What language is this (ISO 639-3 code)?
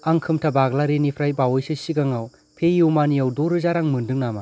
brx